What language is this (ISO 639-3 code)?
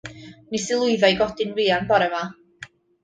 cym